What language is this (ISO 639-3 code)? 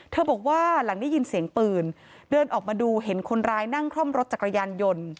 tha